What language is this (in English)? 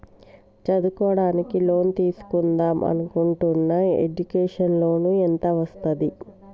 Telugu